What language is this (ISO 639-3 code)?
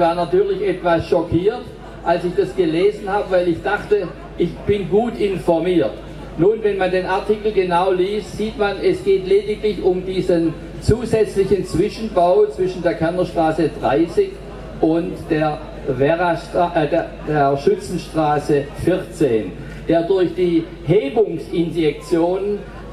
deu